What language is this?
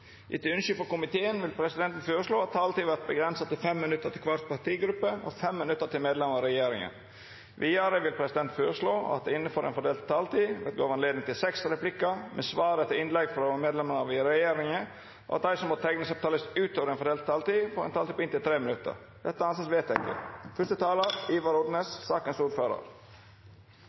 Norwegian Nynorsk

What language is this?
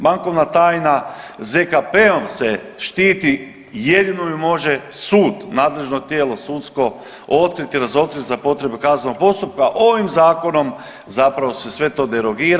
Croatian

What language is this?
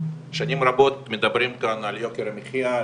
Hebrew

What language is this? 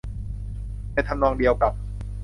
Thai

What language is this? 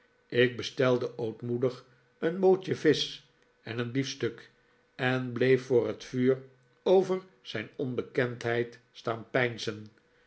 Dutch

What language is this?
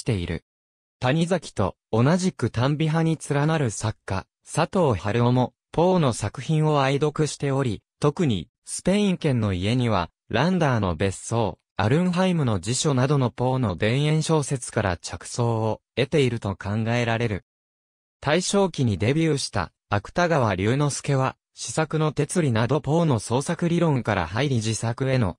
Japanese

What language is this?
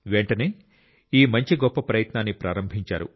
Telugu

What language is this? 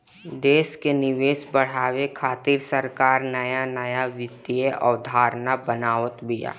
Bhojpuri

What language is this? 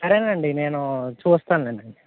Telugu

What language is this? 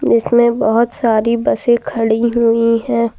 Hindi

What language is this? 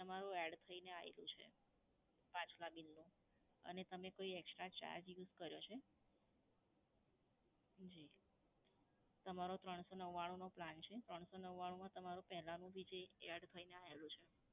Gujarati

